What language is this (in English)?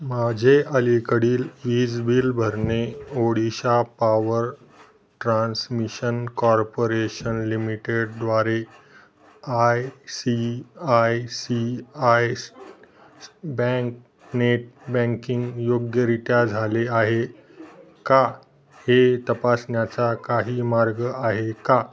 Marathi